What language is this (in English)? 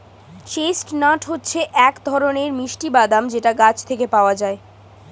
Bangla